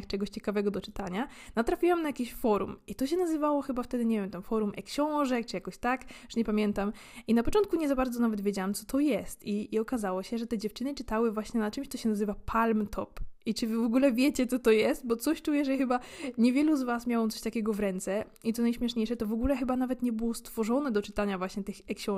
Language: Polish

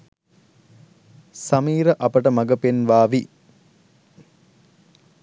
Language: Sinhala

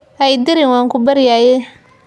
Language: Somali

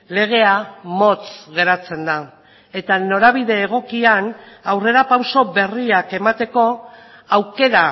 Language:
Basque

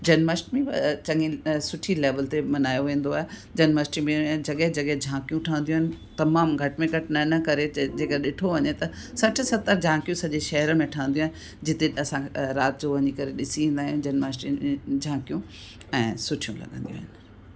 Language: Sindhi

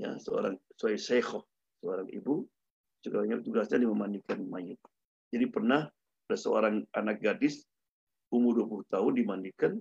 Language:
Indonesian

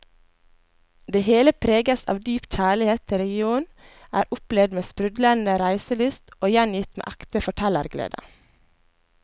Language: Norwegian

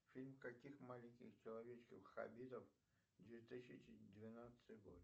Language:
Russian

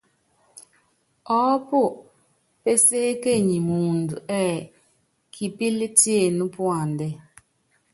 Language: Yangben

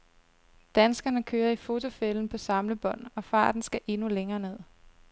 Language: Danish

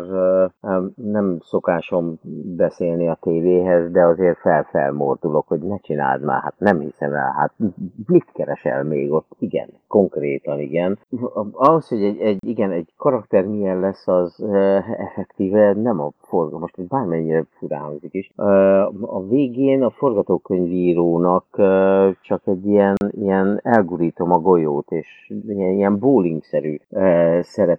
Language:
Hungarian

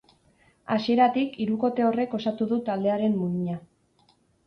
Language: Basque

